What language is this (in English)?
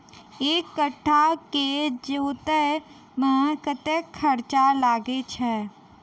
Maithili